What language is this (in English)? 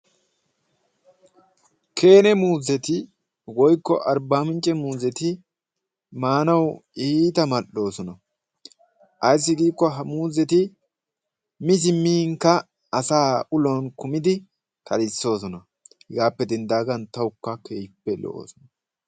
Wolaytta